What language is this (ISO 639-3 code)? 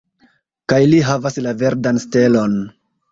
epo